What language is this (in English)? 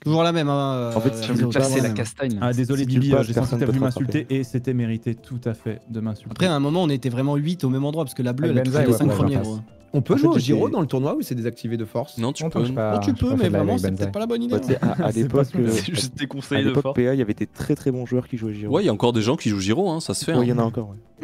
French